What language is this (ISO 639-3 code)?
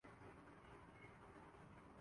urd